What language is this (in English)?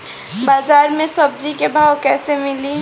Bhojpuri